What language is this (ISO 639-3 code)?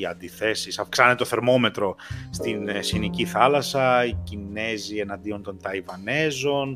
ell